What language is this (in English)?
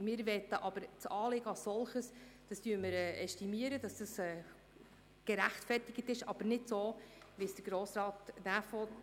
Swiss German